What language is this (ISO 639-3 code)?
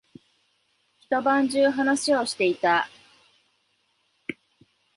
jpn